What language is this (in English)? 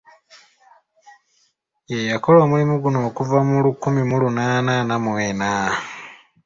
Ganda